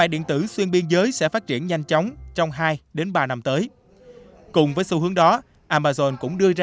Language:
Vietnamese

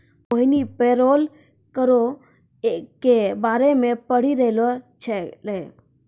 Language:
Maithili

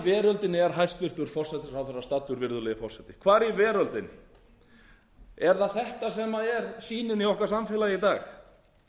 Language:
Icelandic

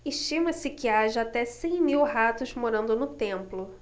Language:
Portuguese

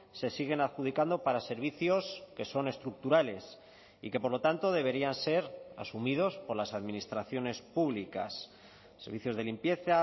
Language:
Spanish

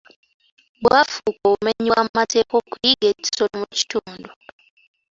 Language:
Ganda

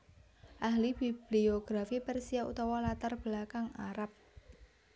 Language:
Javanese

